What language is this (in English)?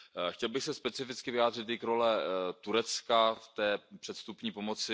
Czech